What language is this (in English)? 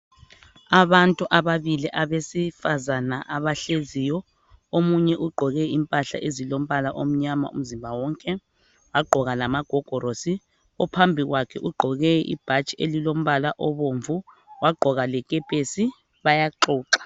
North Ndebele